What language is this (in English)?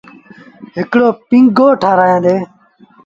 Sindhi Bhil